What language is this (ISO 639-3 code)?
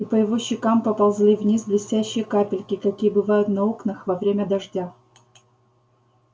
rus